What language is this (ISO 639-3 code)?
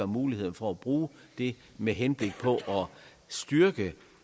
dan